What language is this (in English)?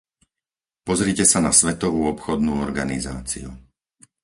Slovak